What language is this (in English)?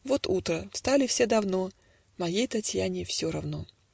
Russian